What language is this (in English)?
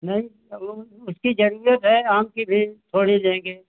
Hindi